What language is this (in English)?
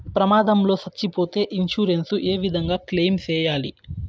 Telugu